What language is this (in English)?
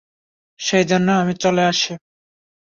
Bangla